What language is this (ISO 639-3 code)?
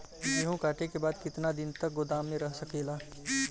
bho